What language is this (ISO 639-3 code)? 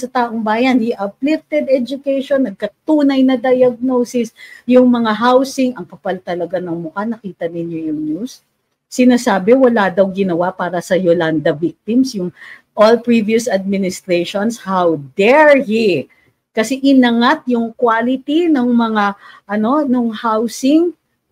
fil